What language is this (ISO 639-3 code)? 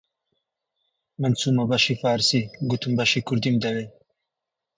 ckb